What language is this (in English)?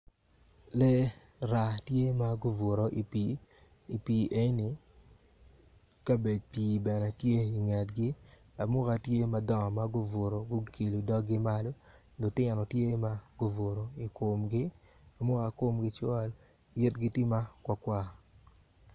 Acoli